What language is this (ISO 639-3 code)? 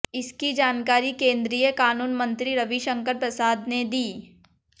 hin